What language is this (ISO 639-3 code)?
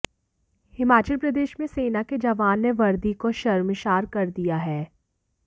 hin